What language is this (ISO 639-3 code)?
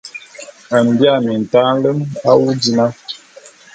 bum